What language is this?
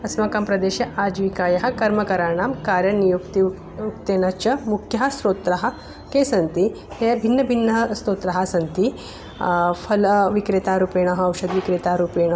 Sanskrit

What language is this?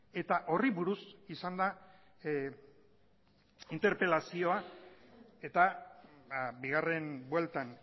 Basque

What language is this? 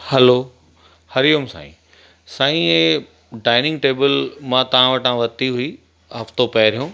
Sindhi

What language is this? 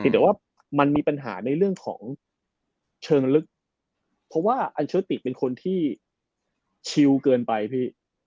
Thai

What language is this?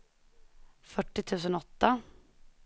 Swedish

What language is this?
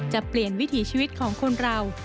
Thai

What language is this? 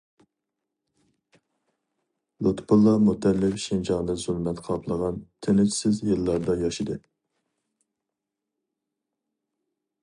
Uyghur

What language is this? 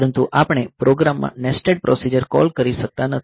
Gujarati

